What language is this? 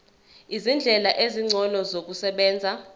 Zulu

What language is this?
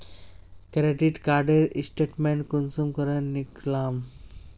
Magahi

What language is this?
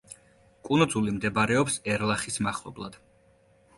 Georgian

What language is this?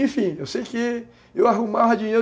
Portuguese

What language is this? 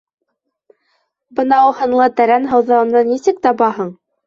Bashkir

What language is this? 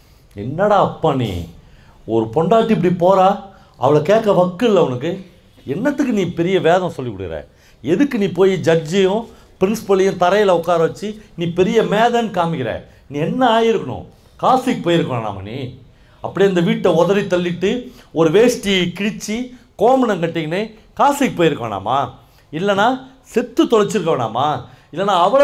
Korean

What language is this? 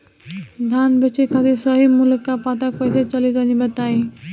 Bhojpuri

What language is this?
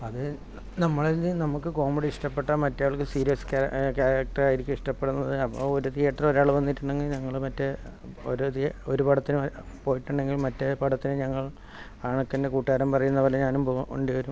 Malayalam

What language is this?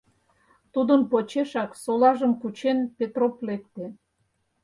Mari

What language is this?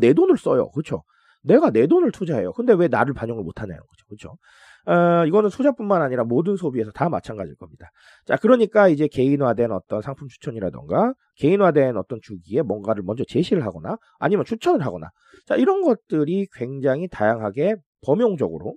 Korean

